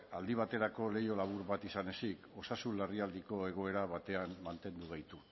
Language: Basque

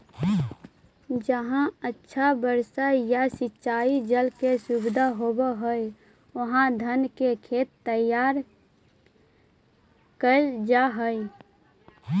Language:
Magahi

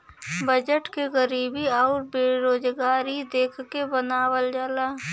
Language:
Bhojpuri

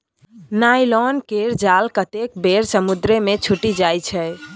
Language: Maithili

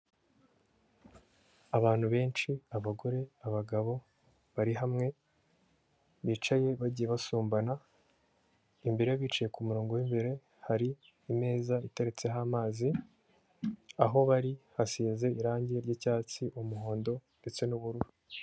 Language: Kinyarwanda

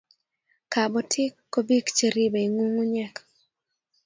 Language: Kalenjin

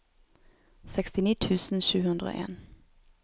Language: Norwegian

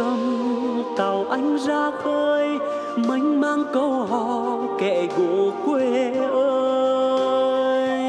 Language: Vietnamese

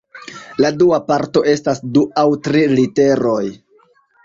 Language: Esperanto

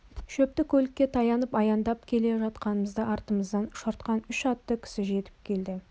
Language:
Kazakh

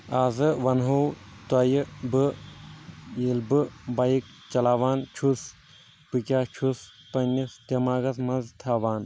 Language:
Kashmiri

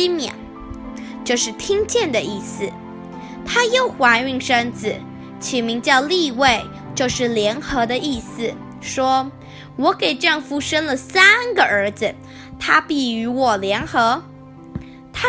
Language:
Chinese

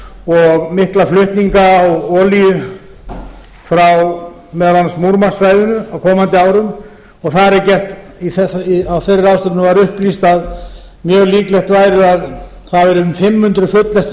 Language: Icelandic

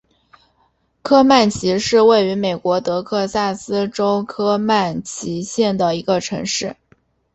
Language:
Chinese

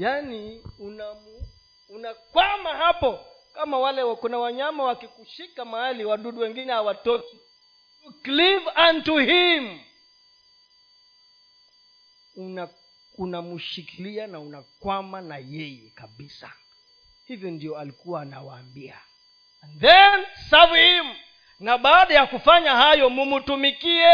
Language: Swahili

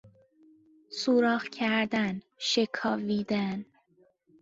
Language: Persian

